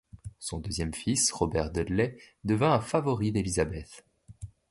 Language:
French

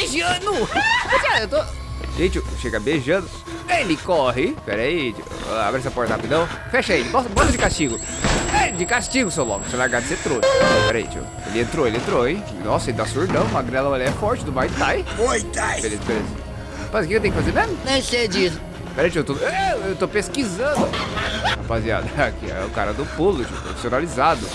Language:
Portuguese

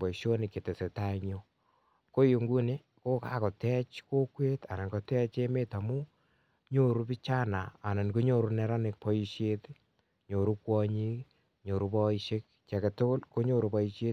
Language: Kalenjin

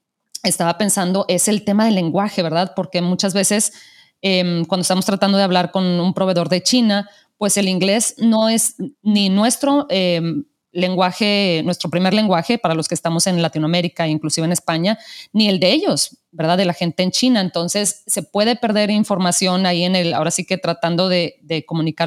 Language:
Spanish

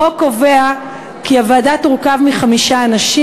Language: Hebrew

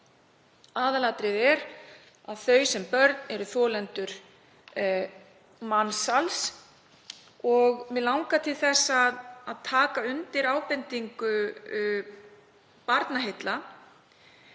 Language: Icelandic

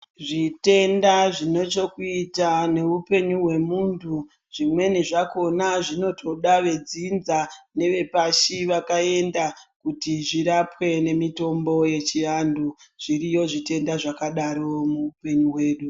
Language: Ndau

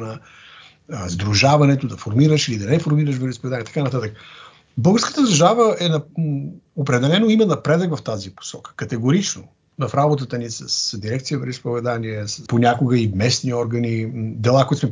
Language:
Bulgarian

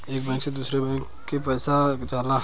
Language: Bhojpuri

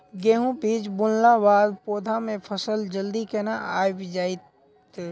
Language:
Maithili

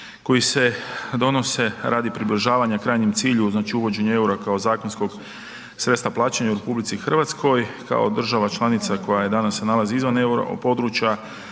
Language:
Croatian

